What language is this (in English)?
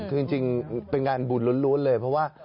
Thai